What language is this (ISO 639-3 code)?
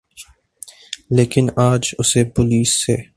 urd